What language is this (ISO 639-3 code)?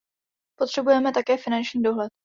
ces